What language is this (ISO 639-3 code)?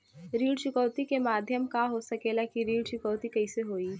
bho